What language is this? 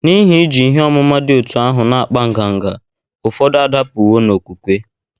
Igbo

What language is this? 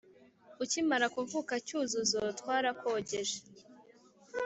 Kinyarwanda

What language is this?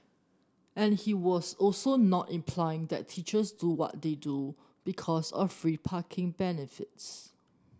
English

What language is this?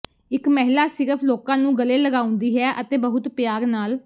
Punjabi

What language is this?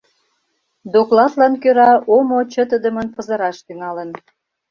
Mari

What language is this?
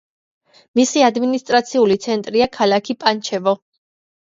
Georgian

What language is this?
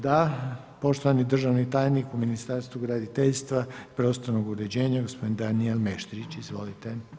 Croatian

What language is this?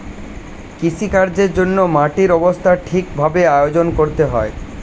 Bangla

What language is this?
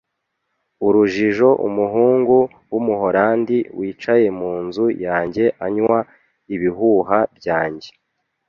Kinyarwanda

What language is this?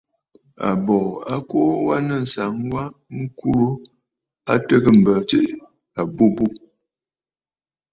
Bafut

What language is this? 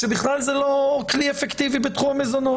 Hebrew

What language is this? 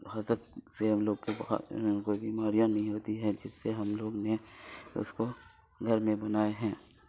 Urdu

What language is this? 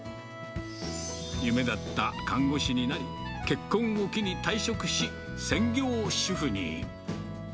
Japanese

